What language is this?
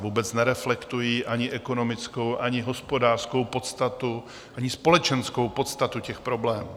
Czech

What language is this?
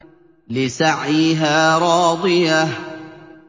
Arabic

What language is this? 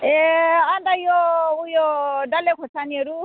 Nepali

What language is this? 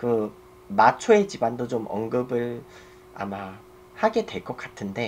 Korean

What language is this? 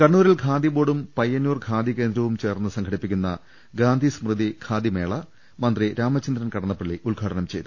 Malayalam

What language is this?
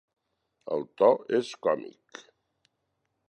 Catalan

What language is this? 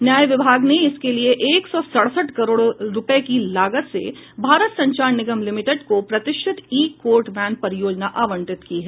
Hindi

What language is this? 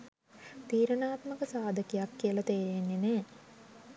Sinhala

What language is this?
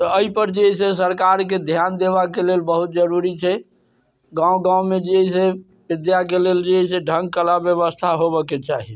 Maithili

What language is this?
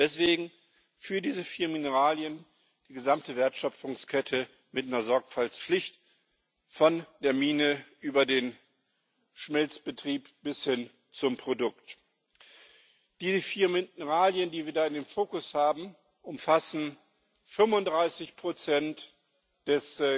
German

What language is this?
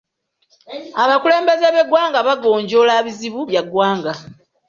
Ganda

